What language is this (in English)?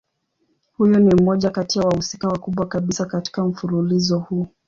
Swahili